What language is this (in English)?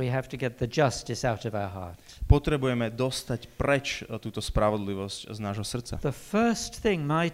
Slovak